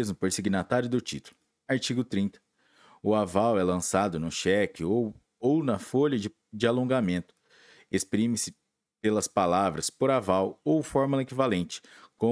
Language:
Portuguese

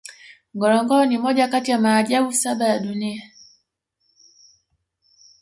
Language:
Swahili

